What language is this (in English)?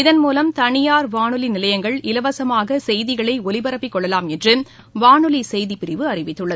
Tamil